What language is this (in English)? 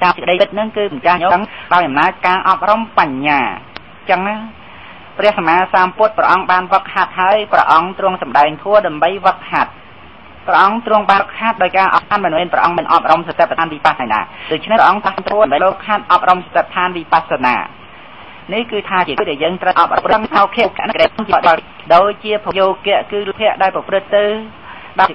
Thai